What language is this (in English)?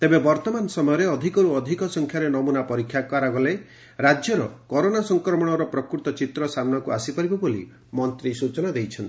Odia